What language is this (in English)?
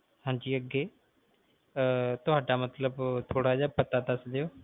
Punjabi